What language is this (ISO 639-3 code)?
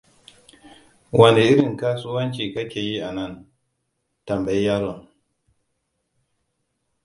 hau